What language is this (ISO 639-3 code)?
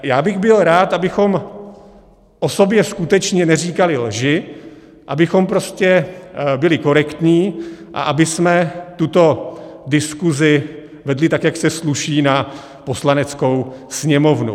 ces